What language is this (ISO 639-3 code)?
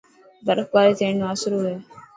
mki